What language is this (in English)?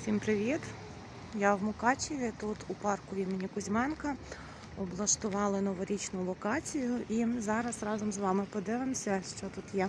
Ukrainian